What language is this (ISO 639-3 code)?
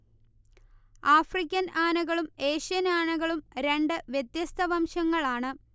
mal